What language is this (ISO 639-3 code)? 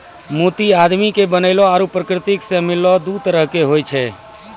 mai